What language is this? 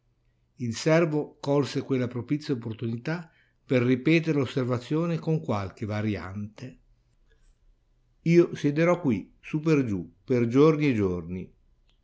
Italian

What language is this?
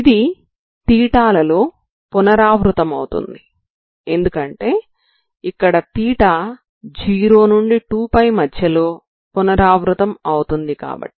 Telugu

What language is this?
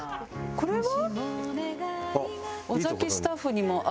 Japanese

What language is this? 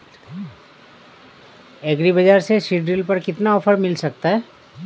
Hindi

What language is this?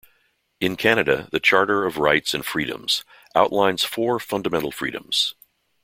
English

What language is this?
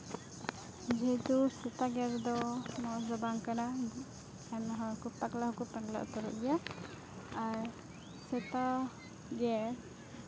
Santali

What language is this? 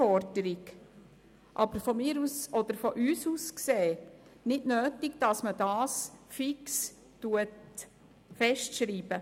Swiss German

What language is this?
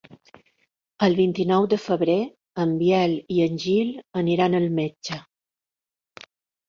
Catalan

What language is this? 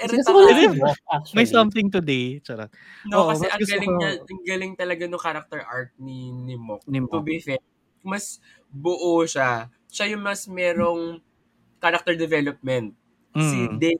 Filipino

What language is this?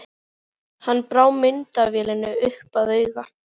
Icelandic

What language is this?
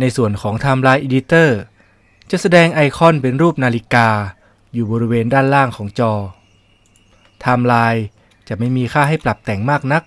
Thai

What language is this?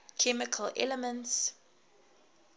English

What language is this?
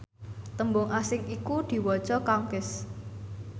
Javanese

